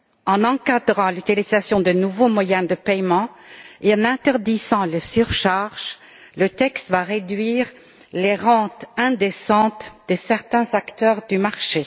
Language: French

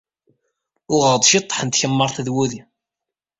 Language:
Kabyle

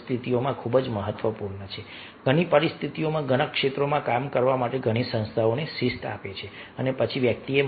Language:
Gujarati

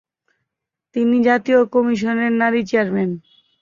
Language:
Bangla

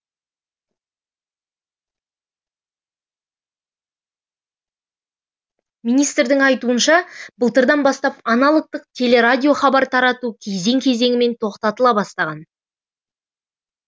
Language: Kazakh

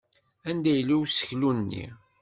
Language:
Kabyle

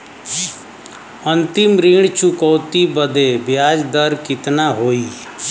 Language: Bhojpuri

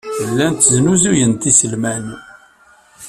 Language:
Kabyle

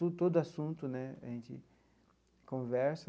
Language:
Portuguese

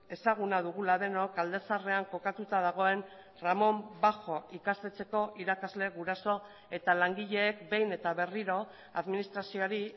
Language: Basque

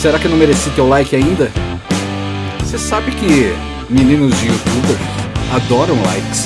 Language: Portuguese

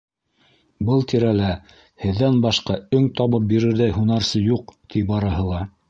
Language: Bashkir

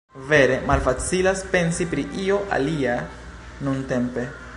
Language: Esperanto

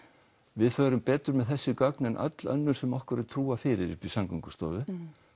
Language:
Icelandic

